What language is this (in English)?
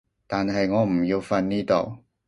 Cantonese